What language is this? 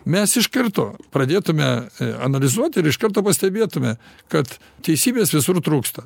Lithuanian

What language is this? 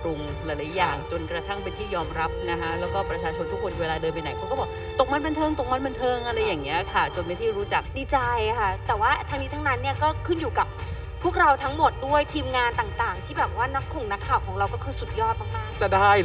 Thai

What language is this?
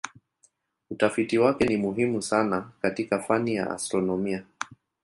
Swahili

